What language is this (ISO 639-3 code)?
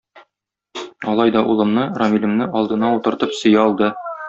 tat